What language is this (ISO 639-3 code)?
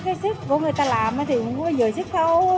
vie